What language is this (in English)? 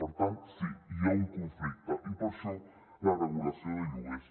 Catalan